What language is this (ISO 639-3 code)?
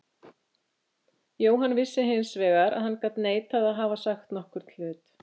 isl